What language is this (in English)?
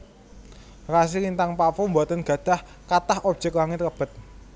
Javanese